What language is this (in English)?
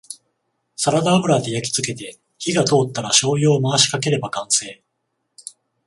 Japanese